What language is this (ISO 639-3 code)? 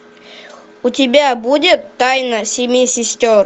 rus